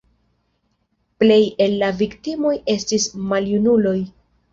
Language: Esperanto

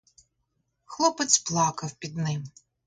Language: Ukrainian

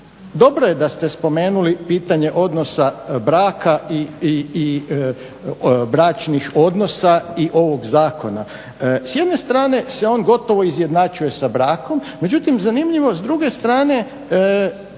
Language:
Croatian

